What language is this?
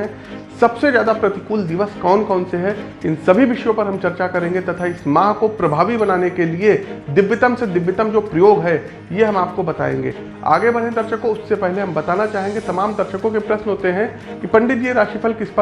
Hindi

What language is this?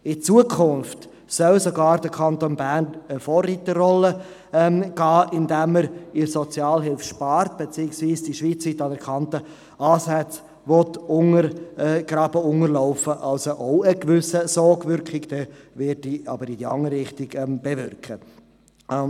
Swiss German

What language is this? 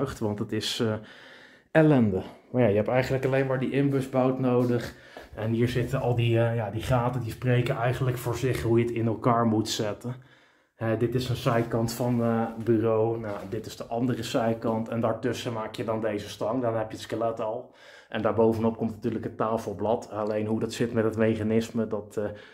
Dutch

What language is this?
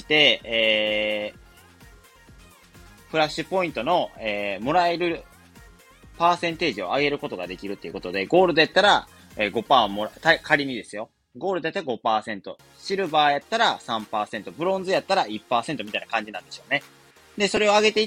Japanese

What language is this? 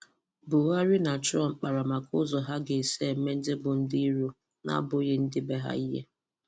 Igbo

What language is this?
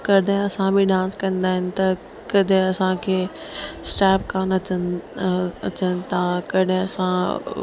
Sindhi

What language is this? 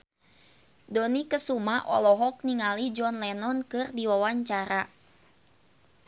Sundanese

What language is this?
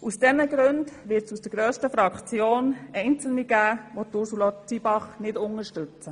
Swiss German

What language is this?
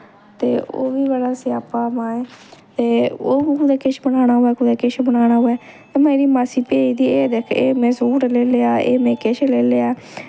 Dogri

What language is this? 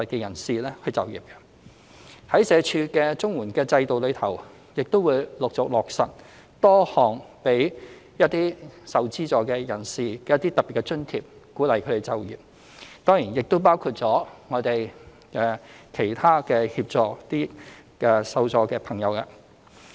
Cantonese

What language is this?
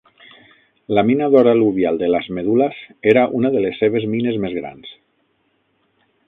Catalan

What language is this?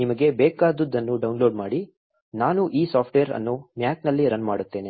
Kannada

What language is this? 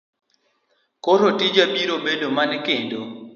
Luo (Kenya and Tanzania)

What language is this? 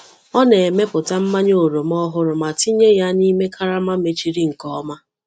Igbo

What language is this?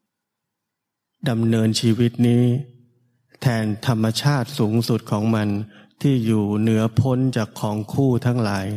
Thai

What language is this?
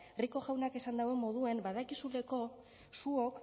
Basque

